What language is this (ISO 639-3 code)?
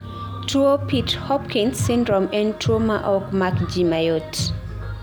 luo